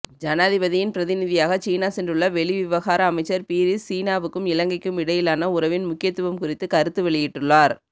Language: Tamil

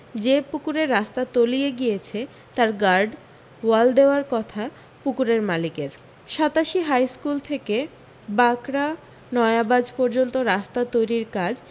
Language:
Bangla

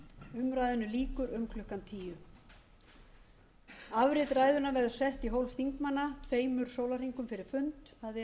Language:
Icelandic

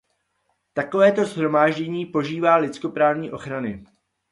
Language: Czech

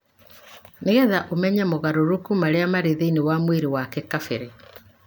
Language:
Kikuyu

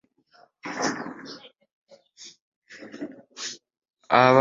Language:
Ganda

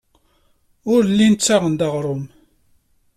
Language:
Kabyle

